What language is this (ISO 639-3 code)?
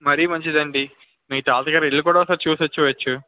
tel